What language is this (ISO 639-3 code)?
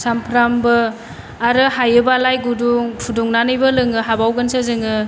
brx